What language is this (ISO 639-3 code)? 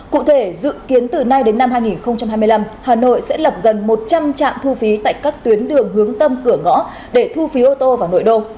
vie